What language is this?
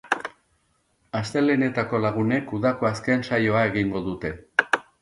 Basque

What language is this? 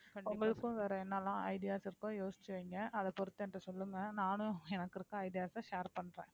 Tamil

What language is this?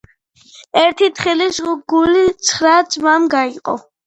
Georgian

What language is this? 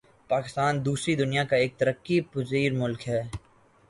Urdu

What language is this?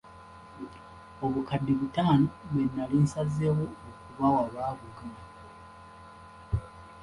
Ganda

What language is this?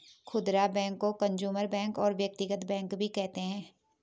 Hindi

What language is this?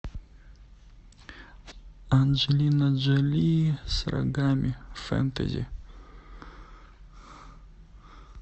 Russian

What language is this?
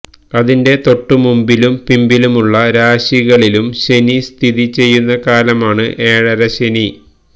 Malayalam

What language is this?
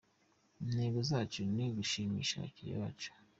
Kinyarwanda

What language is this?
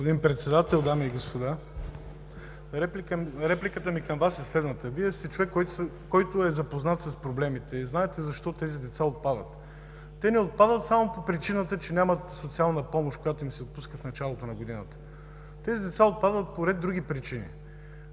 Bulgarian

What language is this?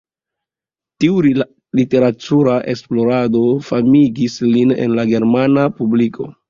Esperanto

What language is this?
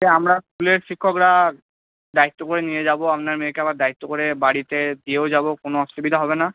Bangla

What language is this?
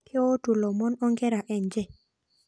Masai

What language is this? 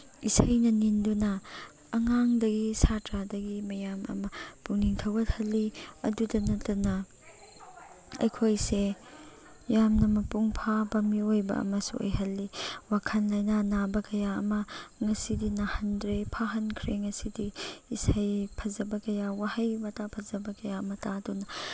Manipuri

